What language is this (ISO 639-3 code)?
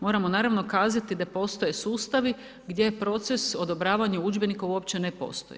hrv